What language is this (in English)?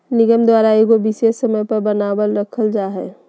Magahi